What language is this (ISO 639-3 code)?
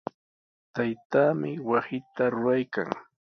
qws